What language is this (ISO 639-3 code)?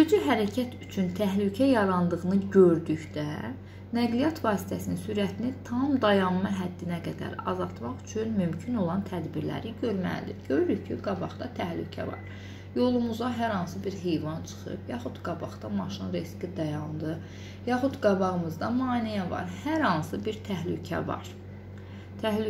tur